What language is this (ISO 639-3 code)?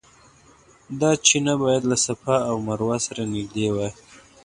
pus